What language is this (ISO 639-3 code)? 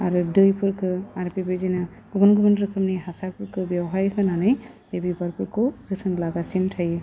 brx